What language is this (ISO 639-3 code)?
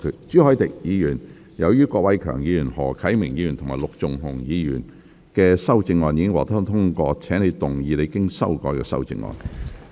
yue